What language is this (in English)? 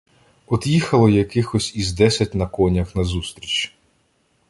Ukrainian